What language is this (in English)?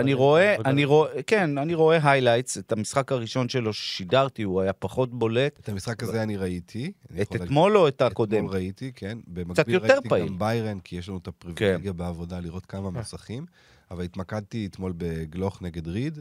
Hebrew